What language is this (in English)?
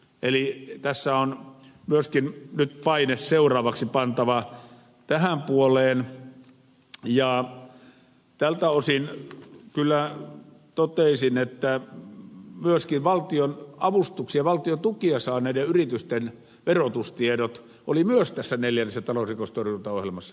Finnish